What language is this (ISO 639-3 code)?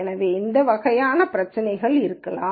tam